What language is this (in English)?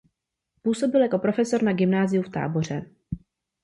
Czech